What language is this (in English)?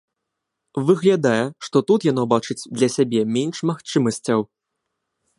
Belarusian